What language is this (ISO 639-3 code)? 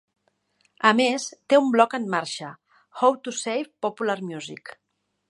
cat